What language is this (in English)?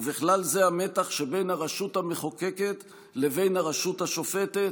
Hebrew